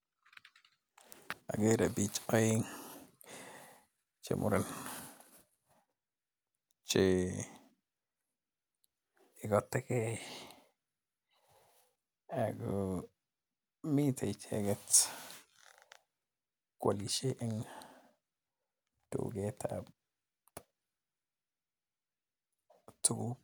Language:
Kalenjin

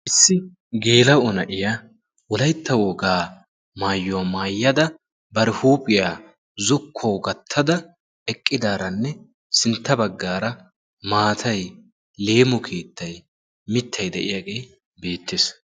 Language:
Wolaytta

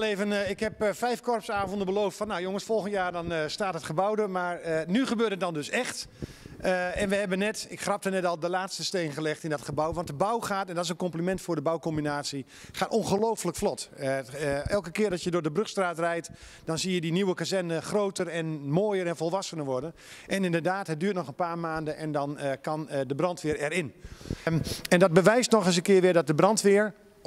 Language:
Dutch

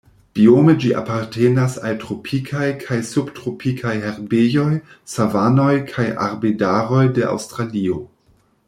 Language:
Esperanto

